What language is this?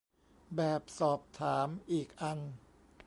Thai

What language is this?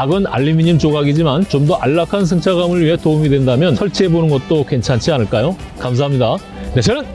Korean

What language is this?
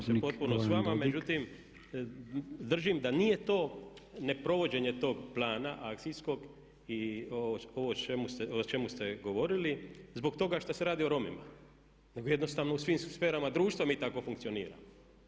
Croatian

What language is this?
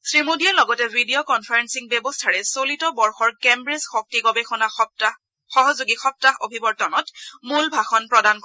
Assamese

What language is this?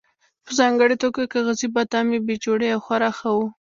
Pashto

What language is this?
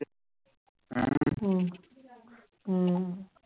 Punjabi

